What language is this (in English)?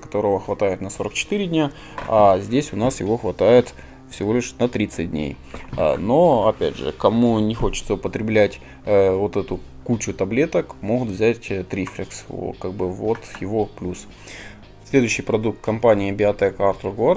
Russian